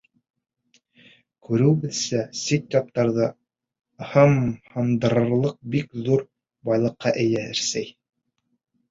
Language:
Bashkir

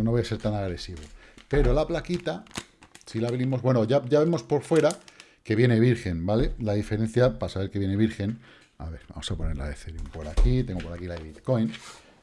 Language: Spanish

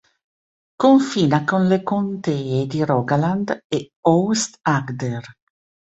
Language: Italian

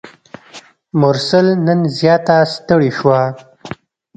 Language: Pashto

